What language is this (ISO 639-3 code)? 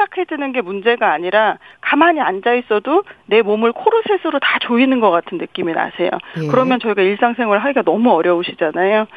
kor